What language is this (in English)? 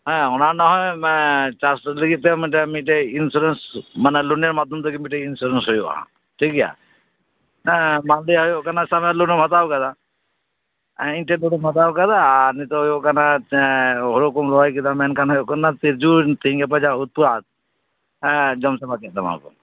Santali